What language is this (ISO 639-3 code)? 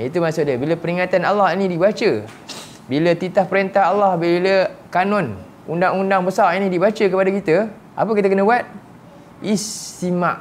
msa